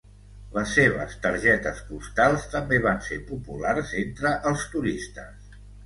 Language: Catalan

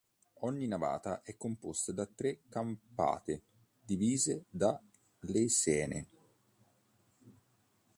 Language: Italian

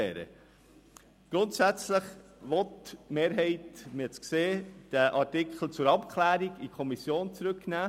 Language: Swiss German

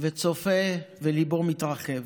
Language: Hebrew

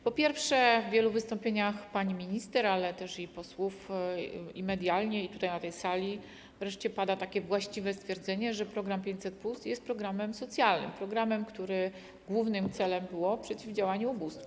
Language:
Polish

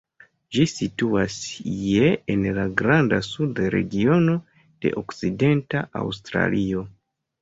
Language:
Esperanto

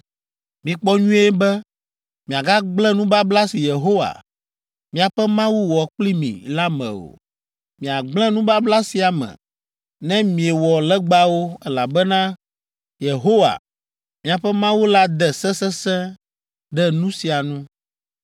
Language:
Ewe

